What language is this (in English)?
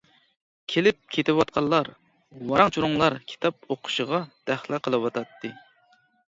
Uyghur